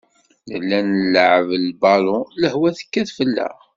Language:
Kabyle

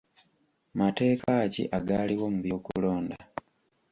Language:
Ganda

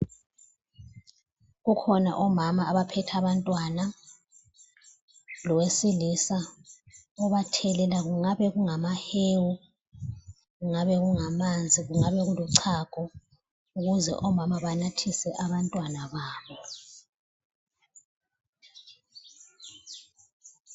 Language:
North Ndebele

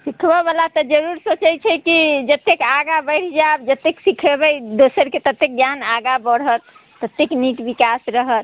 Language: Maithili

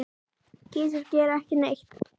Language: Icelandic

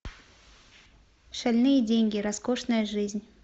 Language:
Russian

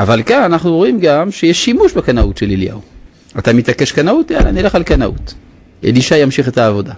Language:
Hebrew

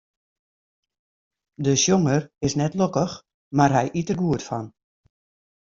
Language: Western Frisian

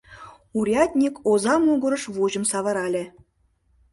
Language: Mari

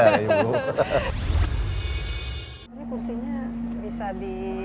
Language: Indonesian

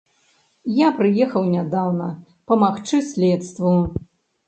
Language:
Belarusian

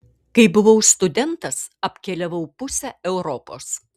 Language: Lithuanian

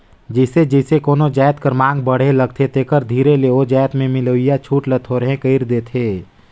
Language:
Chhattisgarhi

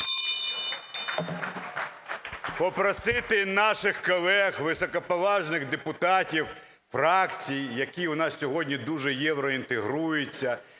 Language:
Ukrainian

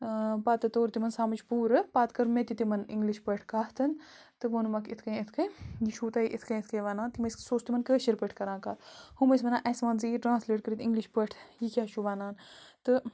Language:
Kashmiri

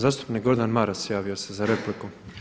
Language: Croatian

